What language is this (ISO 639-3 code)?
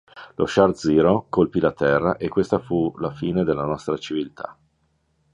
ita